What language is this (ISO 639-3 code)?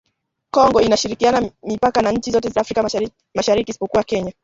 swa